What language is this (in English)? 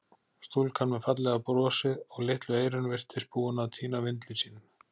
Icelandic